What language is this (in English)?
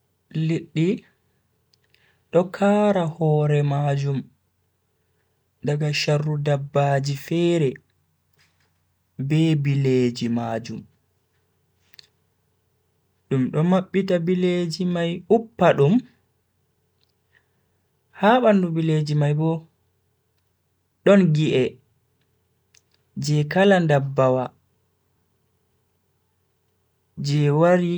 Bagirmi Fulfulde